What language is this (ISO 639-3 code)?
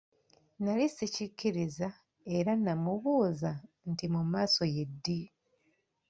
lug